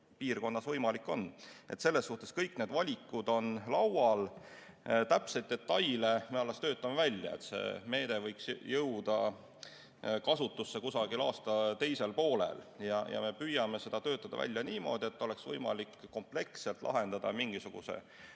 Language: Estonian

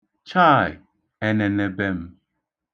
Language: Igbo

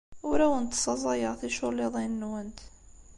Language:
Kabyle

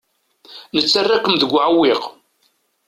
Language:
Kabyle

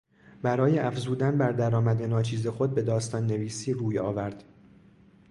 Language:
Persian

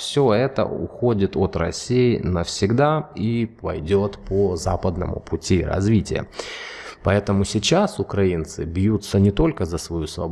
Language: Russian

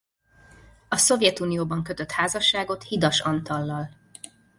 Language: Hungarian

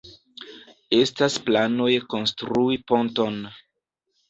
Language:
Esperanto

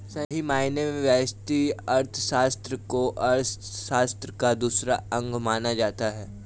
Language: Hindi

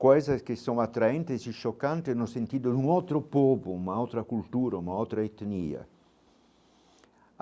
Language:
Portuguese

